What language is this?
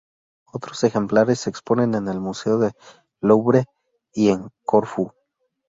Spanish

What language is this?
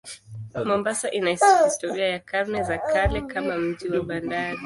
Swahili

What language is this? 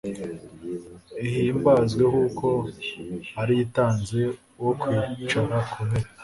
Kinyarwanda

